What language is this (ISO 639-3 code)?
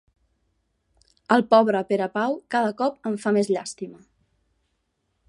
cat